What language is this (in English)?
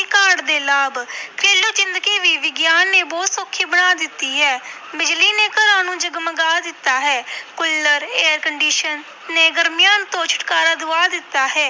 Punjabi